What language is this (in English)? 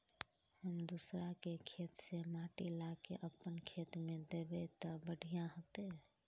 Magahi